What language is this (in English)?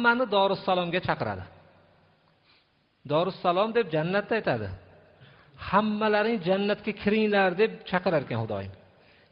Turkish